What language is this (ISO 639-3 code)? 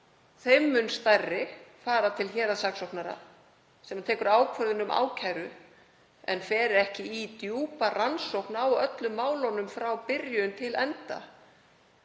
isl